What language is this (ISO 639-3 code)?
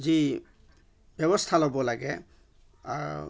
asm